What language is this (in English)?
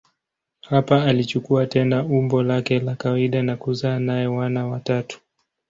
Swahili